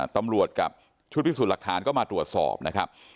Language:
Thai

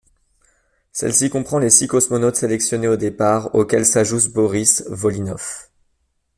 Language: French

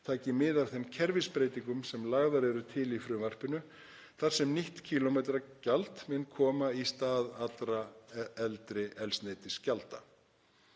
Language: Icelandic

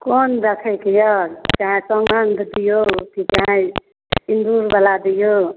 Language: Maithili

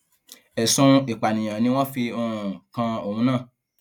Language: Yoruba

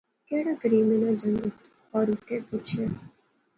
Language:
Pahari-Potwari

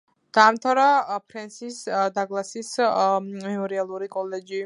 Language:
Georgian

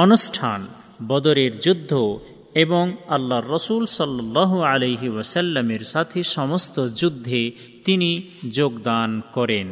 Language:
Bangla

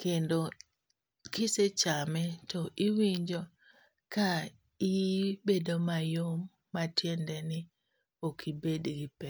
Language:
Luo (Kenya and Tanzania)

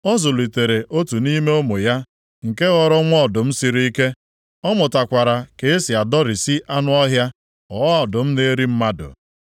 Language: Igbo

